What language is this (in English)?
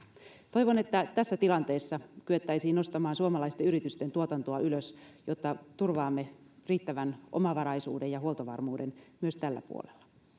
Finnish